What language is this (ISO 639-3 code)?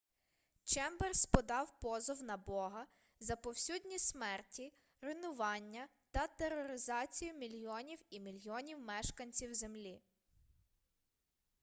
ukr